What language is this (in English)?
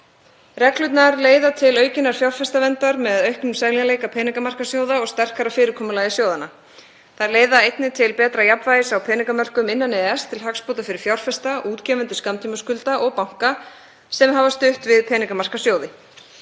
Icelandic